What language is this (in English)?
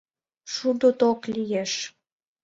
Mari